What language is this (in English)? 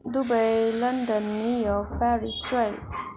Nepali